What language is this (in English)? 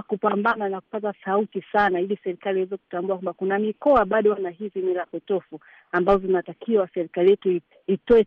Swahili